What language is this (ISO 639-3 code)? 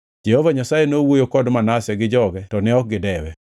luo